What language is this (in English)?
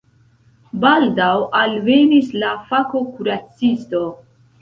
Esperanto